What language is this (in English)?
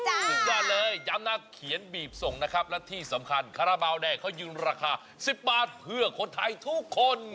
Thai